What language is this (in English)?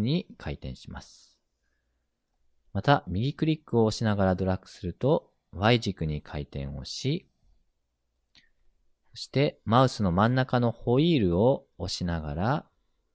Japanese